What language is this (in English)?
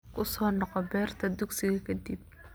Somali